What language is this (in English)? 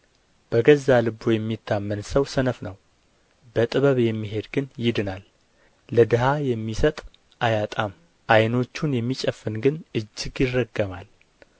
Amharic